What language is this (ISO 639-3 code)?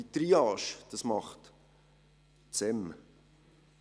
gsw